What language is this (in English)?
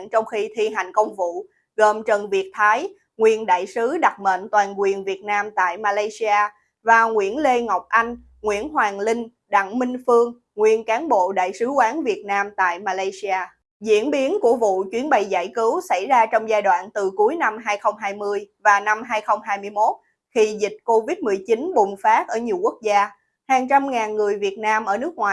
Vietnamese